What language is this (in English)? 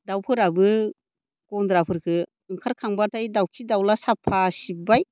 Bodo